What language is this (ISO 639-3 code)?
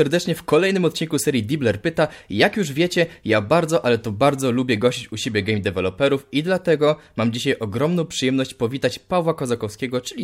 pol